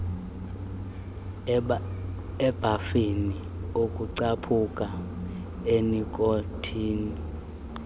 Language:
Xhosa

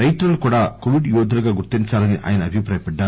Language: Telugu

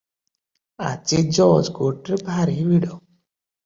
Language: Odia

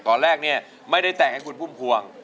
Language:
Thai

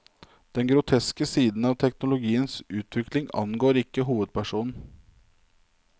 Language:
Norwegian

